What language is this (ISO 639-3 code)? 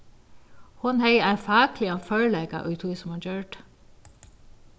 fao